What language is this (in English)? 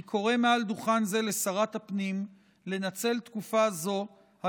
Hebrew